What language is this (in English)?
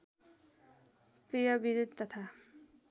Nepali